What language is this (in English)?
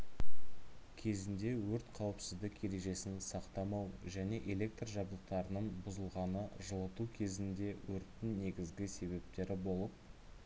Kazakh